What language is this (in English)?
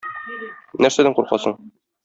Tatar